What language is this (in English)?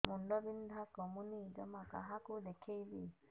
Odia